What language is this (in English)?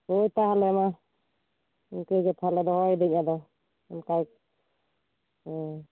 Santali